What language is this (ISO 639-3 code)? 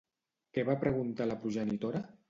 cat